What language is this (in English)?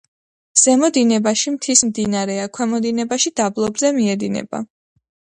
Georgian